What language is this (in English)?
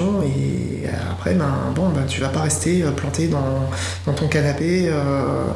French